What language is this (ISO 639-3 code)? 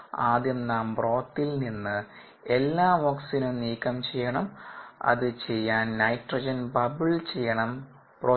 mal